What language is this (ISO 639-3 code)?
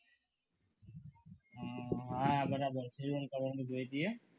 guj